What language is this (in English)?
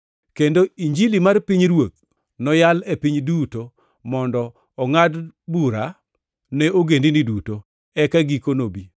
Luo (Kenya and Tanzania)